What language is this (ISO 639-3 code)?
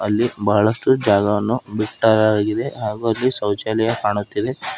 kan